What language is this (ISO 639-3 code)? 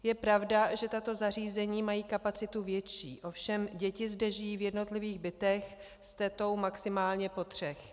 ces